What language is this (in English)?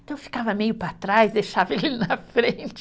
Portuguese